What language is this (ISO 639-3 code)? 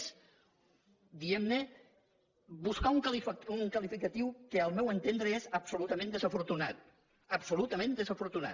cat